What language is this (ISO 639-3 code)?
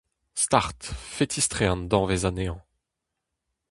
bre